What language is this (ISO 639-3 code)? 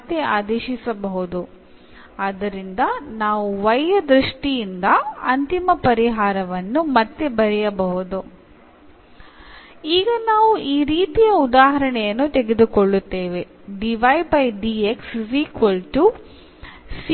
mal